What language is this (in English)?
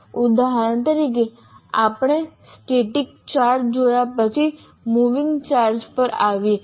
Gujarati